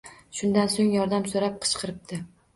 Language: Uzbek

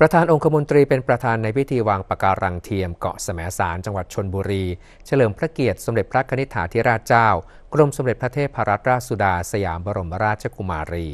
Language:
Thai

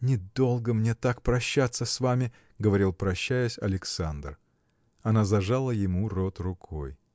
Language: Russian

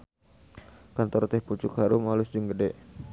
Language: Sundanese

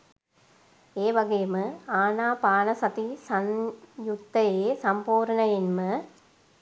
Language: Sinhala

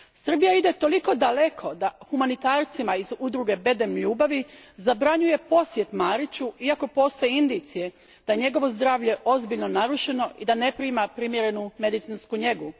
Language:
Croatian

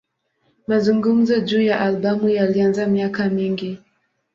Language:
Swahili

